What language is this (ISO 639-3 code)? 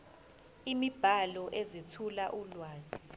zul